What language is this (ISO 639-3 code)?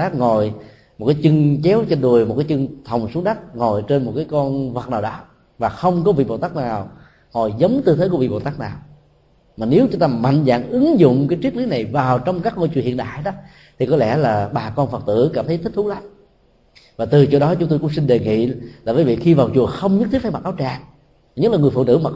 vie